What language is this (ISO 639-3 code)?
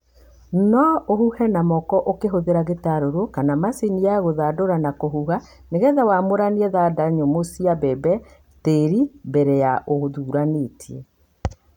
kik